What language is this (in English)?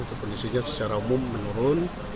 Indonesian